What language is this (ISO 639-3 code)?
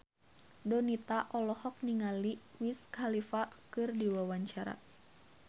sun